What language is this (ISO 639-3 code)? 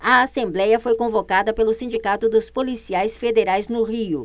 por